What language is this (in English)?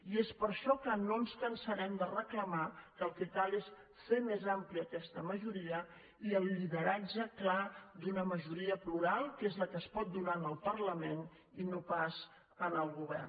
Catalan